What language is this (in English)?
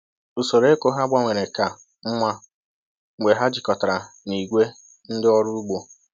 Igbo